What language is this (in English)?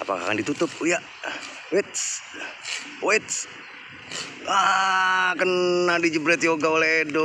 Indonesian